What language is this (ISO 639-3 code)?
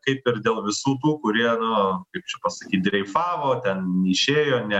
lit